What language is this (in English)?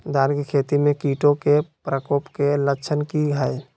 Magahi